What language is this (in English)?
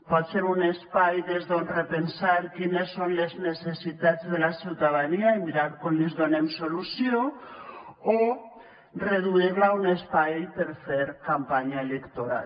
Catalan